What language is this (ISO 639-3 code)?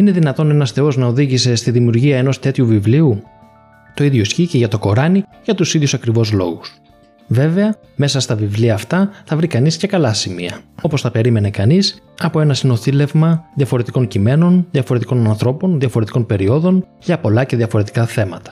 ell